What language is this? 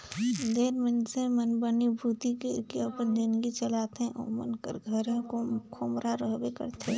Chhattisgarhi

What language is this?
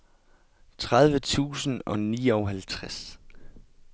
Danish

